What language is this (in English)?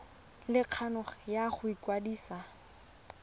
Tswana